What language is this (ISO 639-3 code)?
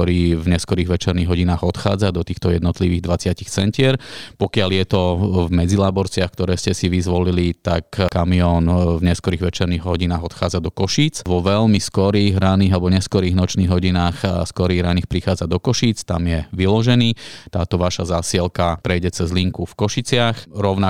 slk